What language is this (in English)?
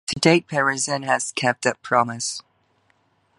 English